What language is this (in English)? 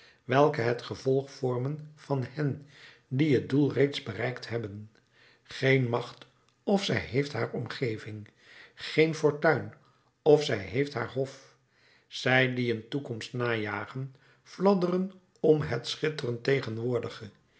Dutch